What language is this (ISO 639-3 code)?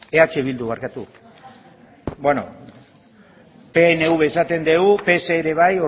eus